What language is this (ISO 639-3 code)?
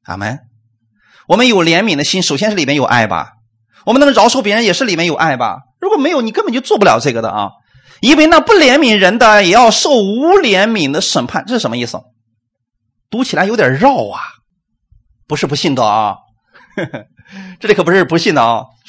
zho